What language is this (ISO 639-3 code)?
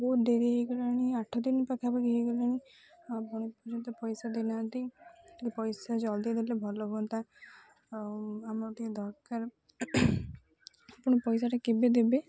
ori